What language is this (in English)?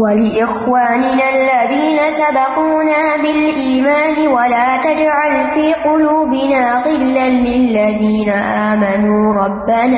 Urdu